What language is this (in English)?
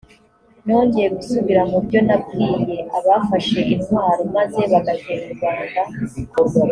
Kinyarwanda